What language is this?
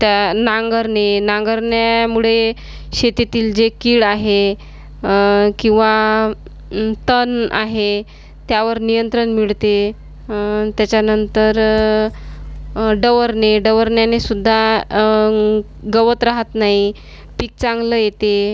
Marathi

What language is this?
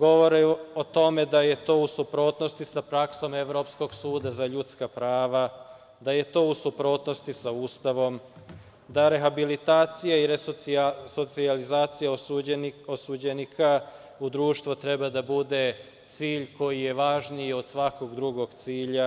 Serbian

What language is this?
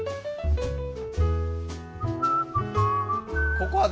Japanese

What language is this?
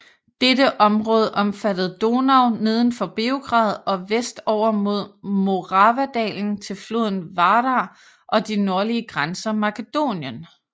Danish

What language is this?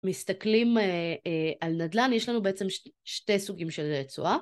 Hebrew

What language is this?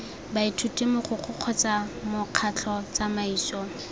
Tswana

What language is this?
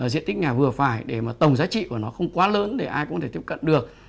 Vietnamese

